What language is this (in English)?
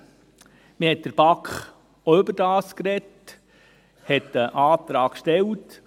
Swiss German